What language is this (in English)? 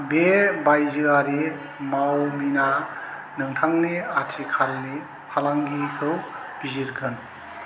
Bodo